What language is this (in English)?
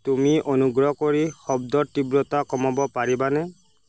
Assamese